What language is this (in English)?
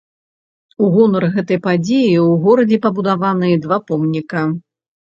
Belarusian